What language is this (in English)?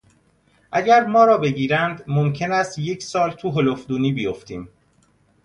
Persian